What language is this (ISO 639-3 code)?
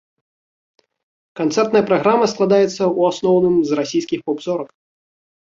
bel